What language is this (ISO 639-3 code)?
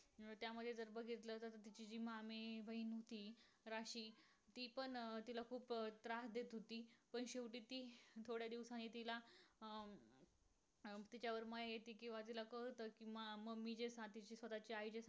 mar